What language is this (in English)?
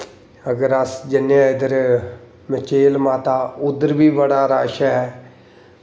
Dogri